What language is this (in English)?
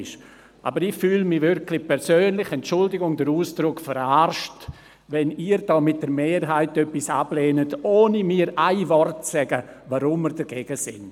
Swiss German